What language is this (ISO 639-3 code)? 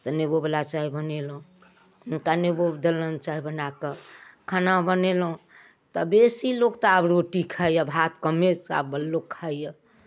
mai